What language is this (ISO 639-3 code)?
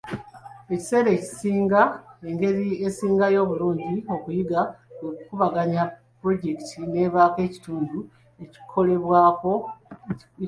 lug